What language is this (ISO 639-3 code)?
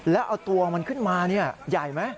tha